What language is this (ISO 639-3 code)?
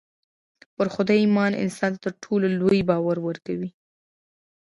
pus